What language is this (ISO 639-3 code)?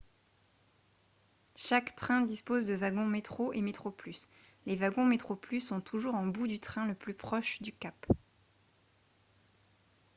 fra